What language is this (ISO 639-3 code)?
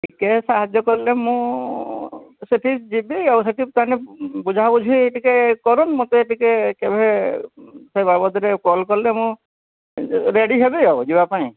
ori